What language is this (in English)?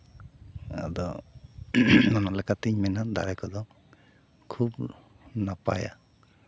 Santali